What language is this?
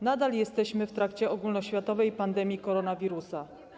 Polish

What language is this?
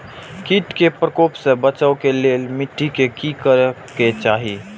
Maithili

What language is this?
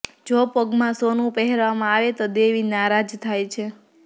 Gujarati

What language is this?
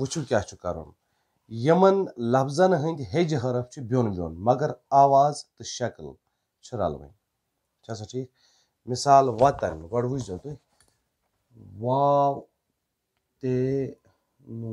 Romanian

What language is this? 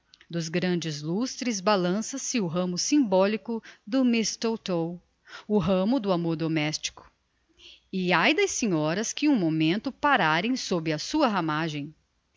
Portuguese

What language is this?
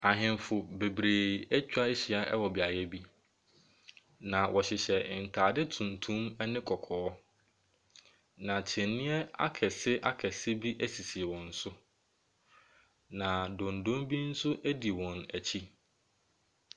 Akan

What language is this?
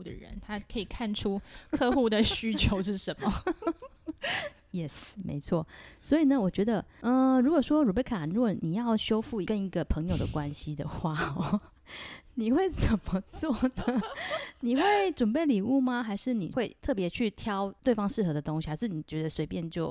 Chinese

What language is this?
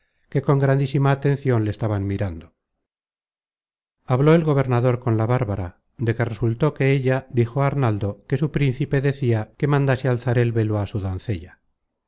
Spanish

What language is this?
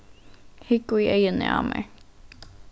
Faroese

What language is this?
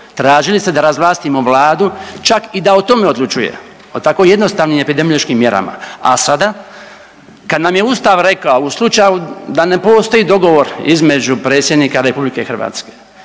Croatian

